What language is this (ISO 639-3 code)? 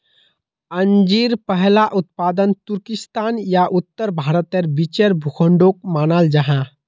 mag